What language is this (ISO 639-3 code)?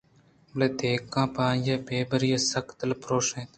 bgp